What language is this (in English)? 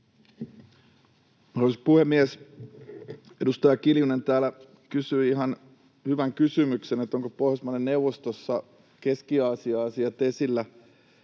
Finnish